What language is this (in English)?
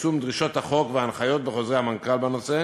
Hebrew